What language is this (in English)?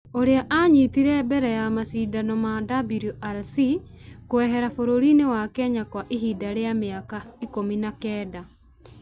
Kikuyu